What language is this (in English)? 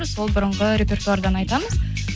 Kazakh